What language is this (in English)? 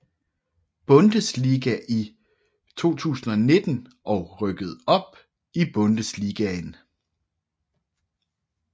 Danish